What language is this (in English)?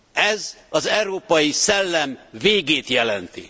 Hungarian